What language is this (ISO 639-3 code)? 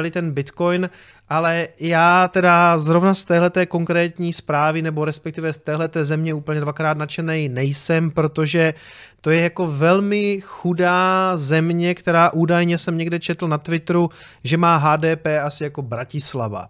ces